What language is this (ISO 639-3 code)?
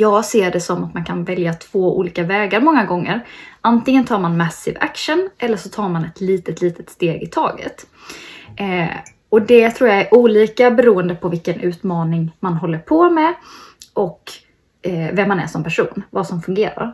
swe